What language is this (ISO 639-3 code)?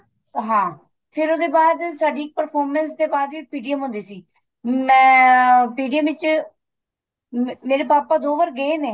pan